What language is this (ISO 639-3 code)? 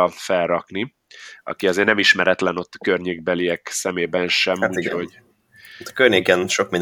hun